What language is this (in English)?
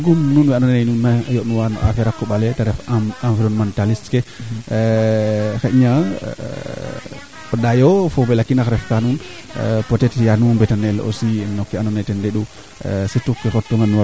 Serer